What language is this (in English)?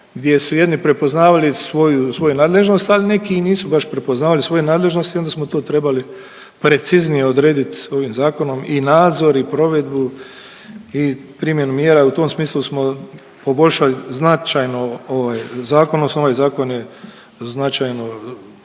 Croatian